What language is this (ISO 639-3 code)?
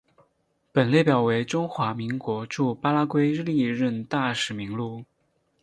zho